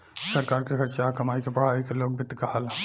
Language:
Bhojpuri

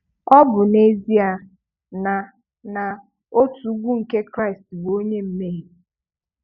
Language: Igbo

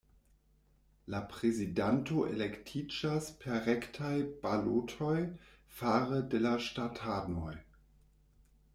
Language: Esperanto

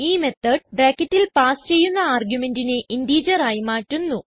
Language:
Malayalam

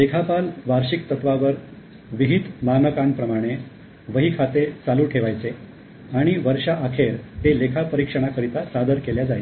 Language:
Marathi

